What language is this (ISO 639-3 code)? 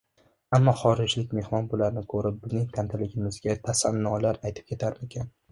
uzb